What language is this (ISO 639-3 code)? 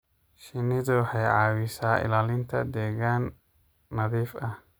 som